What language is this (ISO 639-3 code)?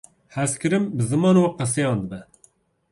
kur